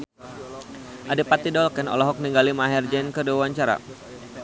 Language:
Sundanese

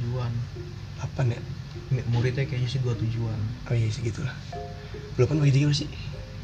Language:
Indonesian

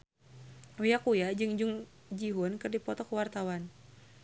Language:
Sundanese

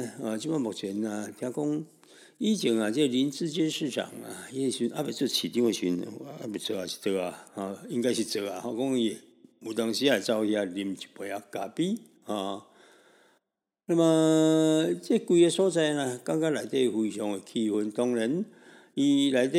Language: Chinese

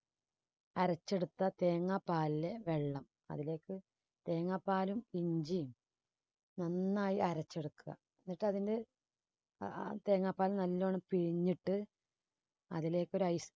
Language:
Malayalam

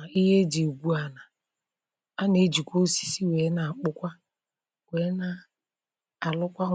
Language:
Igbo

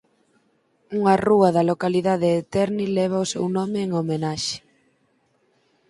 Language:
Galician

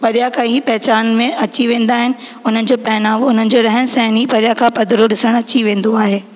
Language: Sindhi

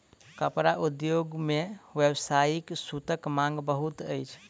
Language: Maithili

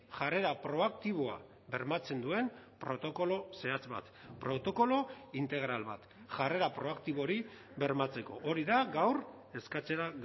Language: Basque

